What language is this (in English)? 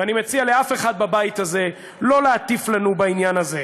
Hebrew